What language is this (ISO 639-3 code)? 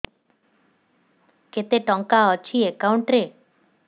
ori